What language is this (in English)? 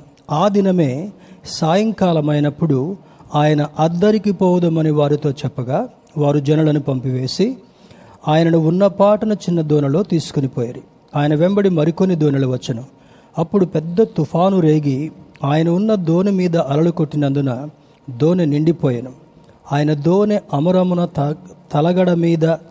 Telugu